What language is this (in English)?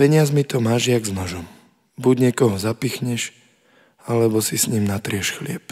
Slovak